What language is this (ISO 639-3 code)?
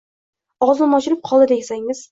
uzb